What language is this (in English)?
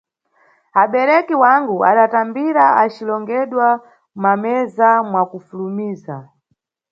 Nyungwe